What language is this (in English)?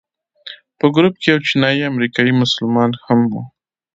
Pashto